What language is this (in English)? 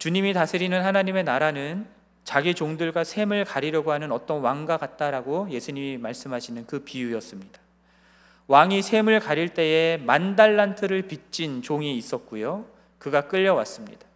Korean